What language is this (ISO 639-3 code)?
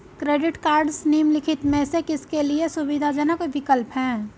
hin